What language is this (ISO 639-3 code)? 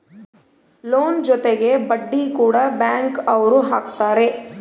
kan